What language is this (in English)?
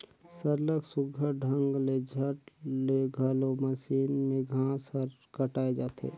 Chhattisgarhi